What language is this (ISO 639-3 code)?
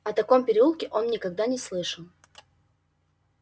rus